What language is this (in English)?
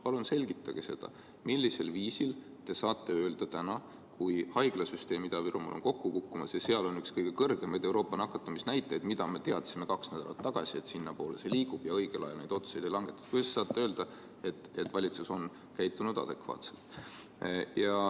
Estonian